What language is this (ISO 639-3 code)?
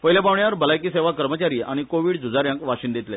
kok